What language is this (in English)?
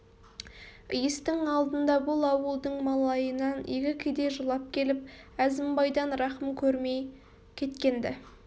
Kazakh